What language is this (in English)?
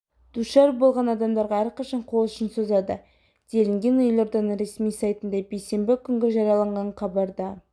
Kazakh